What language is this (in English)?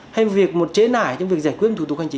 Vietnamese